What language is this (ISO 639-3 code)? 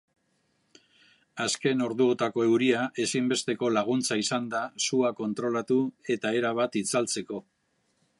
eus